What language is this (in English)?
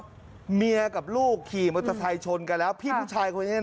Thai